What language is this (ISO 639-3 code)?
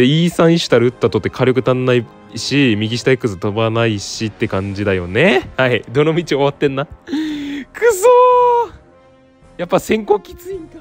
jpn